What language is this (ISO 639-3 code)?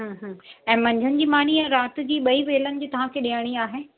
snd